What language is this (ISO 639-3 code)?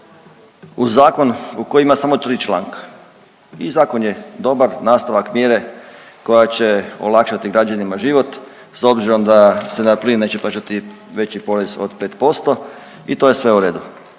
hrv